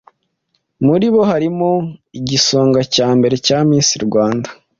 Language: Kinyarwanda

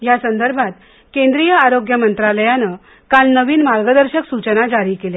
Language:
Marathi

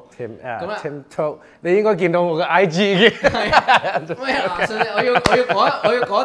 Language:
Chinese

